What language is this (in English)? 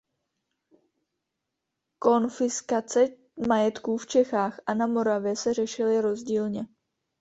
Czech